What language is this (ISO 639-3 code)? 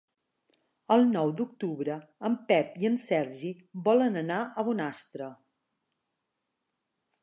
cat